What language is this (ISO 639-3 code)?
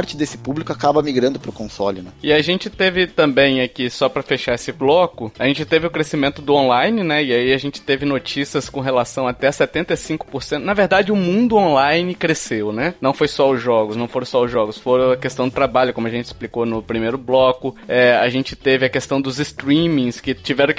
por